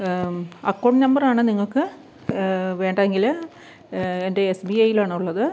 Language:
Malayalam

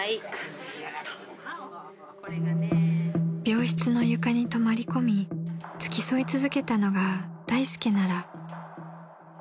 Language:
Japanese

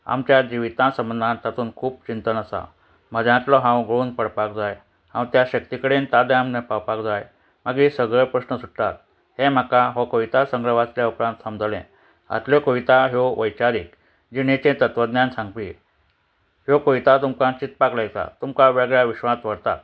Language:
Konkani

